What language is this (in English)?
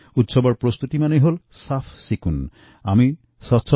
Assamese